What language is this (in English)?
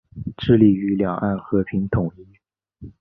Chinese